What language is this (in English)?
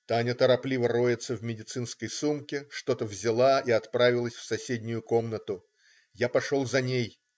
Russian